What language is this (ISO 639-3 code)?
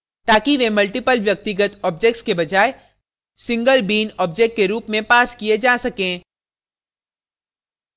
hin